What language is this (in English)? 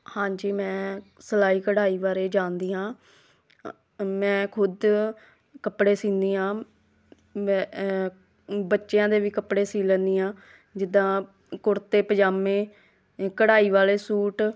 Punjabi